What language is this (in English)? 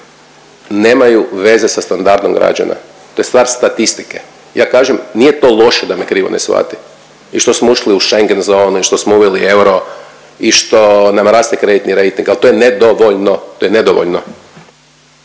Croatian